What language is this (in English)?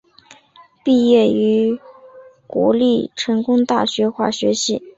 Chinese